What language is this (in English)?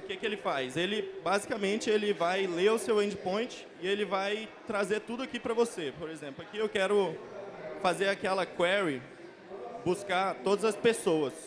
Portuguese